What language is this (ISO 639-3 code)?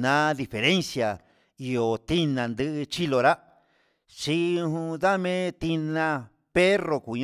mxs